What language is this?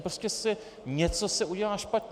Czech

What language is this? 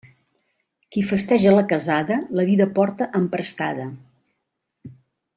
Catalan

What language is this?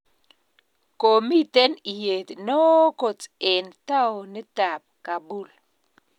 Kalenjin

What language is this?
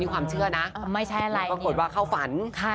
Thai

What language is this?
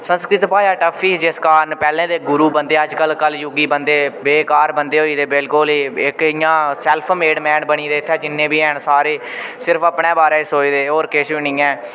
Dogri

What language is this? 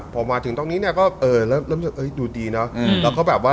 Thai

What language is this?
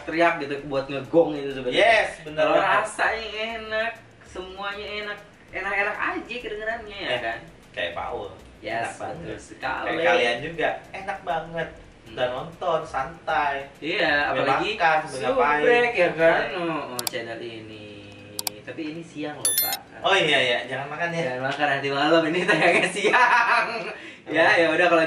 Indonesian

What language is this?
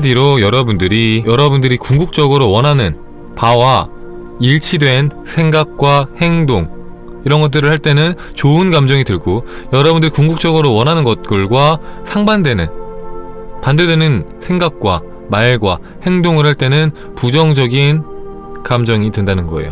Korean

